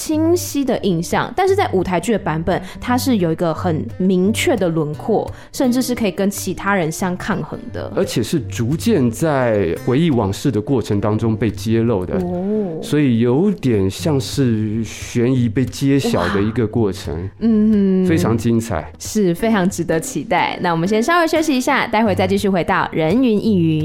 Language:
Chinese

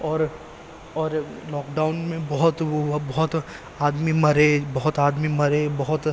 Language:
Urdu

